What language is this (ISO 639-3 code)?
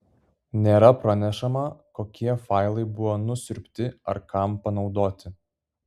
lit